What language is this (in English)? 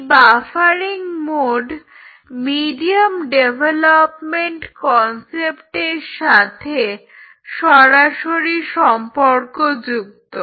Bangla